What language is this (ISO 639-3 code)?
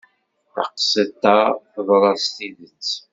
kab